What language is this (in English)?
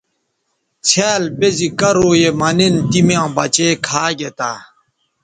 Bateri